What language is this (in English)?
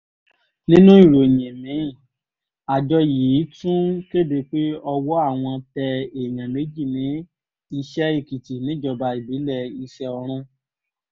Yoruba